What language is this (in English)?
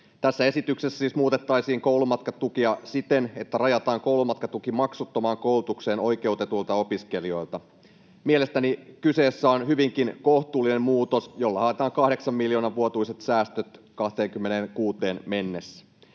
Finnish